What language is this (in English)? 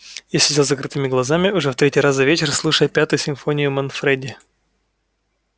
Russian